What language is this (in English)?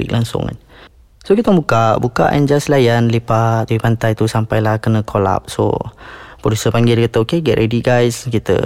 Malay